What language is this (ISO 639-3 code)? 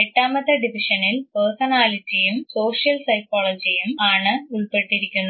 mal